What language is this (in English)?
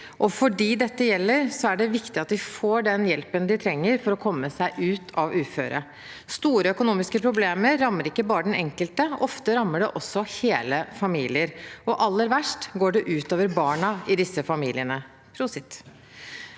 Norwegian